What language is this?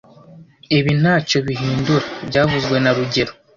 Kinyarwanda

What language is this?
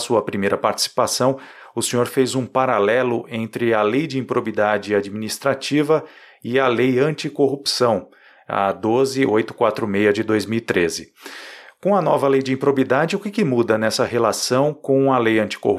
Portuguese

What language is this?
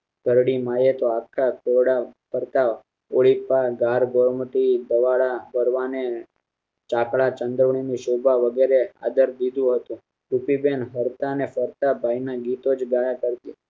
Gujarati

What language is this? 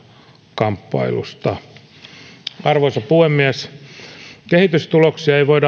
Finnish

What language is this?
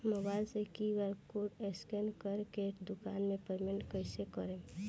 Bhojpuri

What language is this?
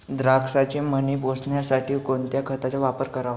Marathi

